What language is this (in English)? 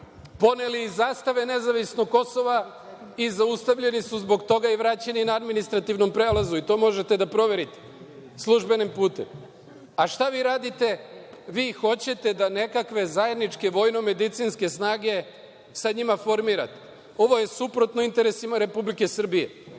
Serbian